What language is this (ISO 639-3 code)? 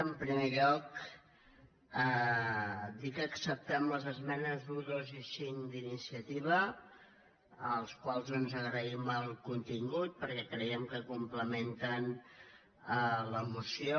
cat